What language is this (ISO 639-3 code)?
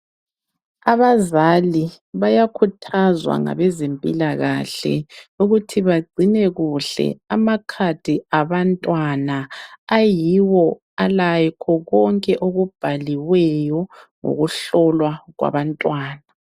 nde